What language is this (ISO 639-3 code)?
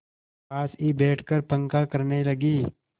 hin